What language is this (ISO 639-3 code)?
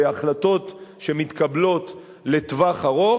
heb